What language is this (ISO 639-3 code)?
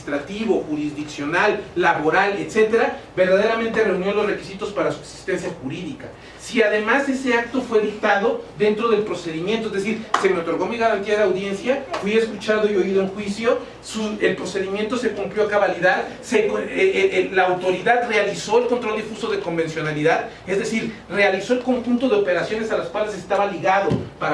spa